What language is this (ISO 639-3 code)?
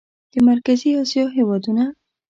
pus